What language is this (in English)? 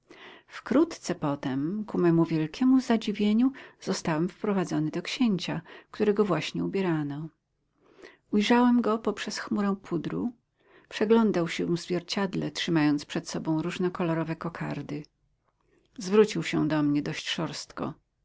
Polish